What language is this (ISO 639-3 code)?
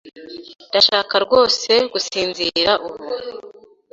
kin